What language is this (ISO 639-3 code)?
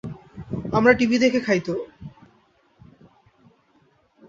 ben